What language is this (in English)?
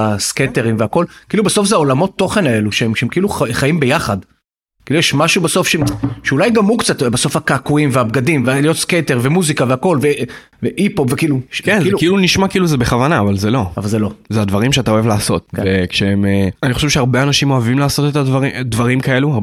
Hebrew